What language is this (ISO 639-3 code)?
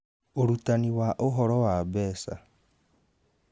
kik